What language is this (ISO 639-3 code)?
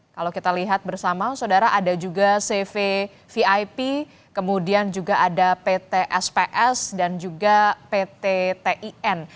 ind